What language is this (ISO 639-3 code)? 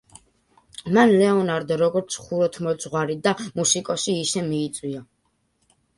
kat